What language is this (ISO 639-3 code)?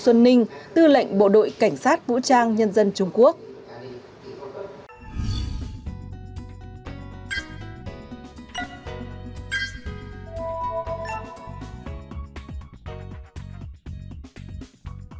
vie